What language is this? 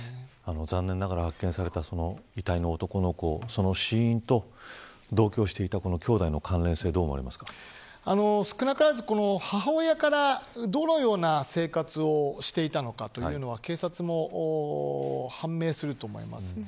Japanese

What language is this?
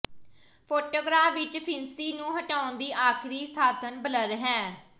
Punjabi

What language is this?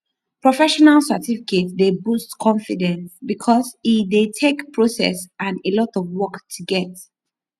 Nigerian Pidgin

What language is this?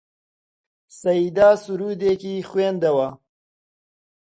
Central Kurdish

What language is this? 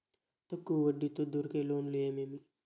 Telugu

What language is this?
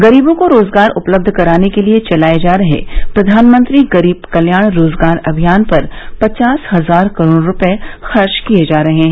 Hindi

